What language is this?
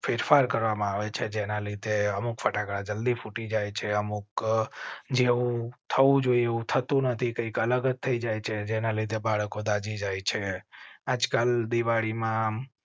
Gujarati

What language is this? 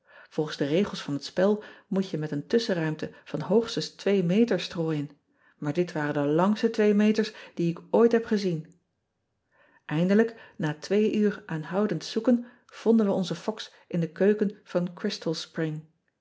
Dutch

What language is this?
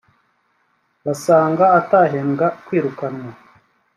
Kinyarwanda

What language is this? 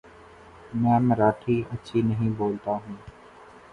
Urdu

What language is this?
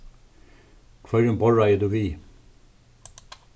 Faroese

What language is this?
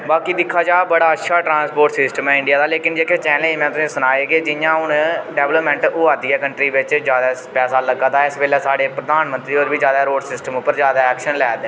Dogri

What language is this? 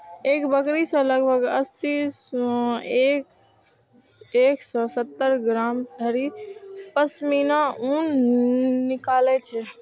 Maithili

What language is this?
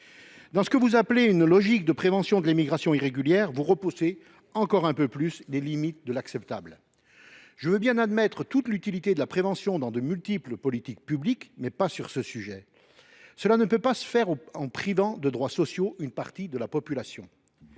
French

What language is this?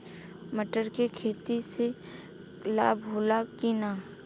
Bhojpuri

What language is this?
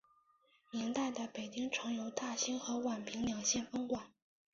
Chinese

